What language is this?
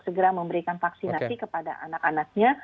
Indonesian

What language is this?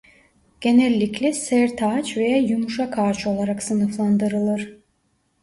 Turkish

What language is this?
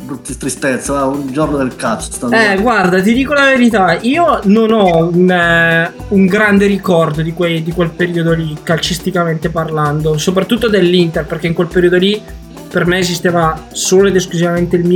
Italian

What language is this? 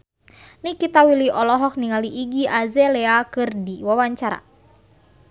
Sundanese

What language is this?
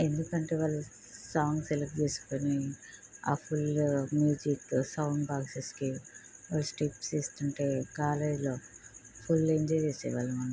Telugu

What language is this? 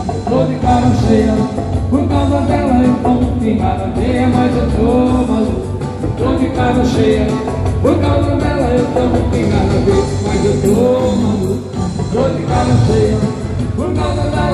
Portuguese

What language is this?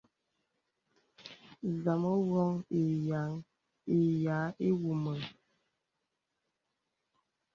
Bebele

